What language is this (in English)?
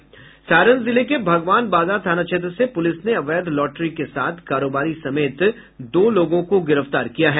Hindi